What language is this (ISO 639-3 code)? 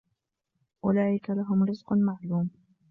ara